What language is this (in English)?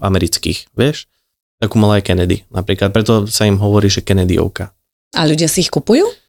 Slovak